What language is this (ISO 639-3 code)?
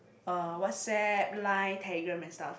eng